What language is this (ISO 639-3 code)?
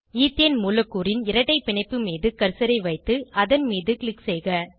tam